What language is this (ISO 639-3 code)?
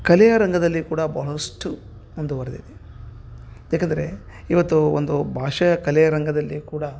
kan